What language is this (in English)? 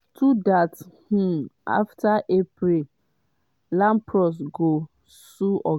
Nigerian Pidgin